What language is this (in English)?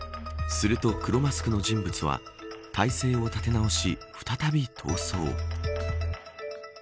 Japanese